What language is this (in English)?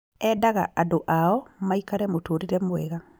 Kikuyu